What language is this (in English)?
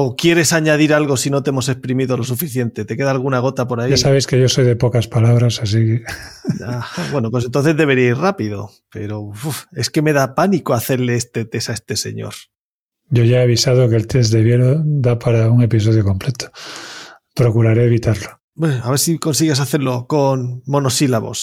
Spanish